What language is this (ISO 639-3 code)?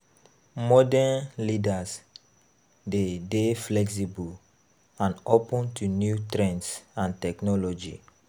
pcm